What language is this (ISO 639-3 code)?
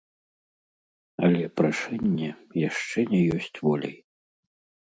bel